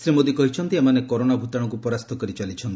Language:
Odia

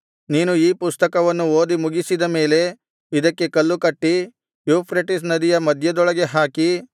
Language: Kannada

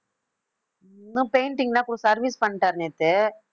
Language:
Tamil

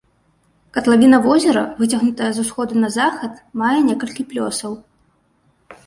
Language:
Belarusian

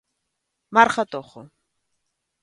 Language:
Galician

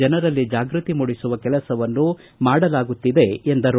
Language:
Kannada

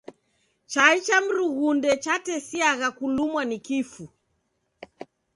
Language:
Taita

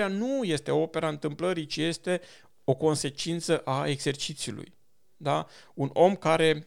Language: Romanian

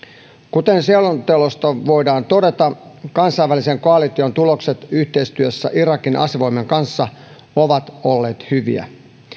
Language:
Finnish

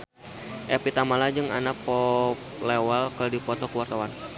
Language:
Sundanese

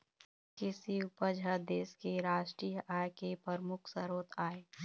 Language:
Chhattisgarhi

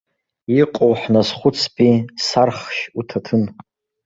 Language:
Abkhazian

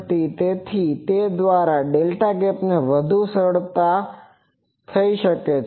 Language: Gujarati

